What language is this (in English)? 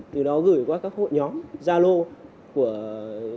Vietnamese